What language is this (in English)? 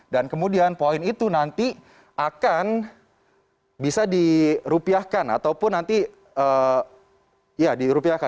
Indonesian